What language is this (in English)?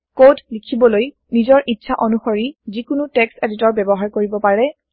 Assamese